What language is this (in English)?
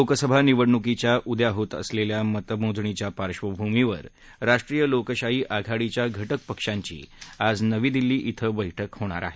Marathi